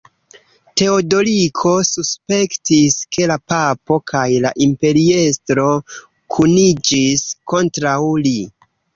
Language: Esperanto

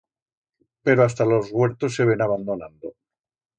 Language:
Aragonese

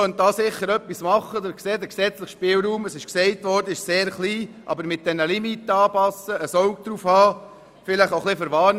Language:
Swiss German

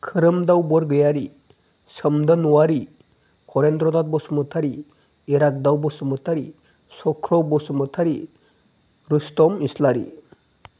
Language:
Bodo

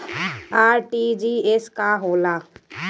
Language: Bhojpuri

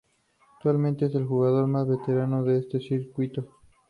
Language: Spanish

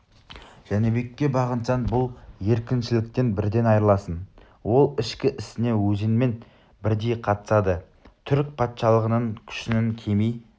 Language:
Kazakh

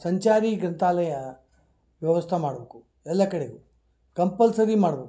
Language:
Kannada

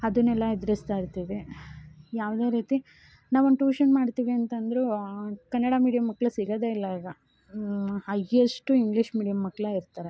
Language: Kannada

